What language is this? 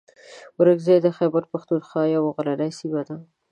Pashto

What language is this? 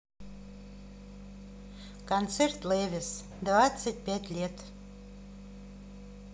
Russian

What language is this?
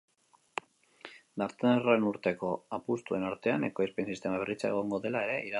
Basque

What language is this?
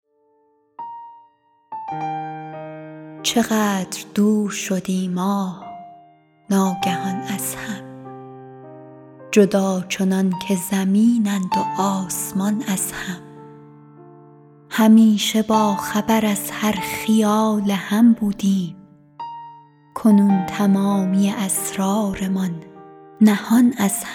Persian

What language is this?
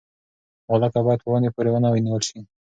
Pashto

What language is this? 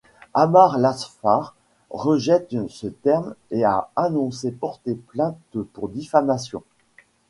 French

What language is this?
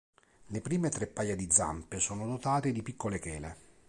Italian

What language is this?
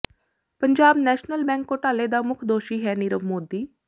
Punjabi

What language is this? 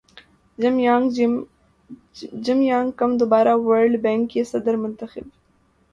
Urdu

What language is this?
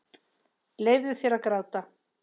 Icelandic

